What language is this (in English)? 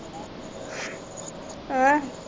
Punjabi